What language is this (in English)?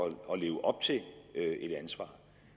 Danish